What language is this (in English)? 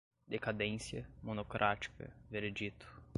Portuguese